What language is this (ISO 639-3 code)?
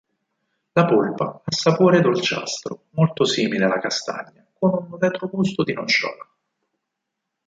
ita